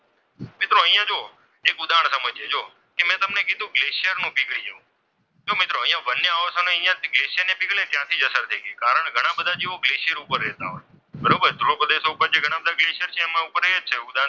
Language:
Gujarati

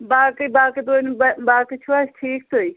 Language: Kashmiri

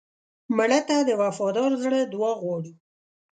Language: Pashto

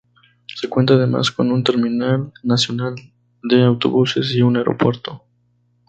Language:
Spanish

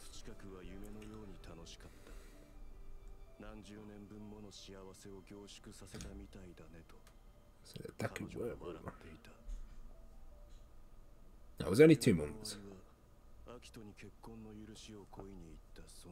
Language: English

